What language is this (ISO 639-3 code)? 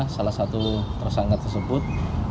ind